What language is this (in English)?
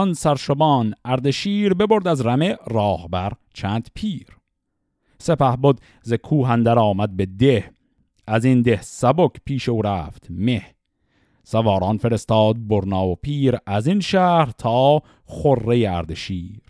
Persian